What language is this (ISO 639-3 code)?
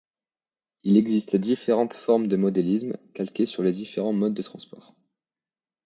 fra